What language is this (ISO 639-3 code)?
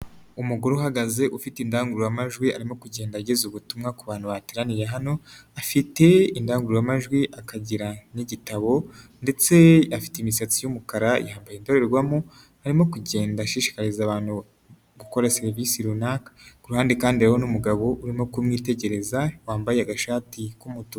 kin